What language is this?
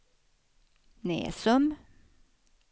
Swedish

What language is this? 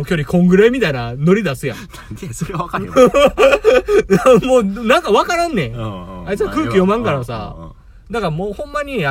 Japanese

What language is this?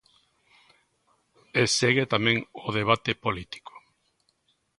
Galician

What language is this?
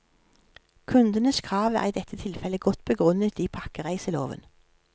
Norwegian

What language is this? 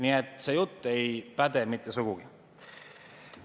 Estonian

